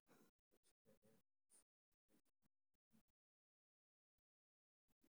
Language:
Somali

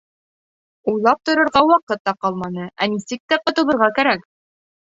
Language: Bashkir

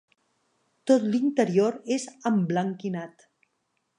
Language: Catalan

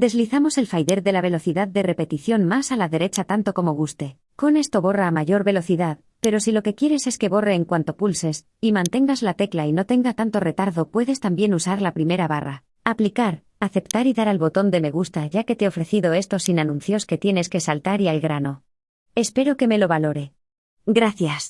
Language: Spanish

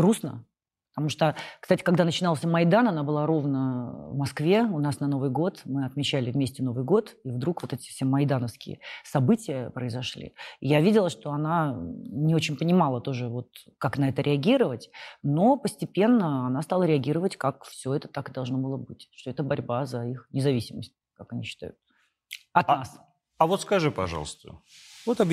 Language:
Russian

